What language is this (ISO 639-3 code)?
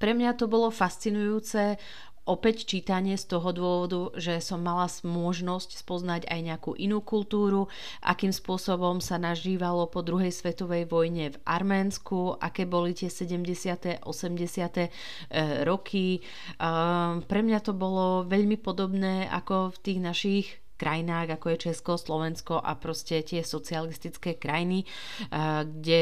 slk